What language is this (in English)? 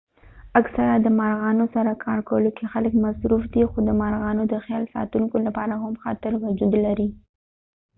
Pashto